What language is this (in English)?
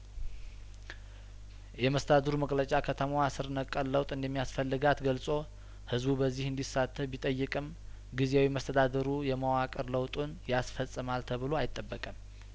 Amharic